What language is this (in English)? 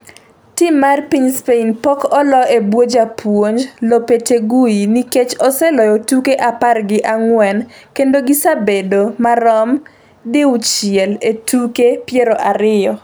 Luo (Kenya and Tanzania)